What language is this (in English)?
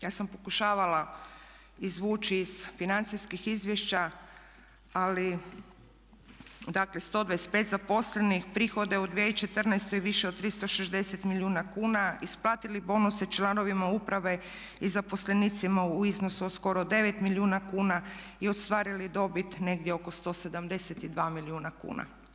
Croatian